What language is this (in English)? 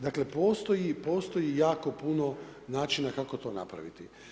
Croatian